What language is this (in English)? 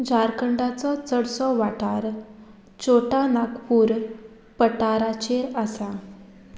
Konkani